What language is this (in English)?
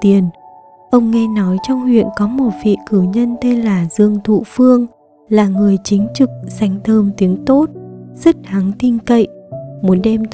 Vietnamese